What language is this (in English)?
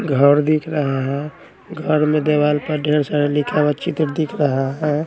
Hindi